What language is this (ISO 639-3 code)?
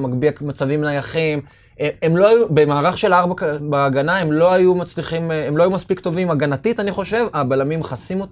heb